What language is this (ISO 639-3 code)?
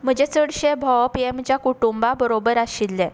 kok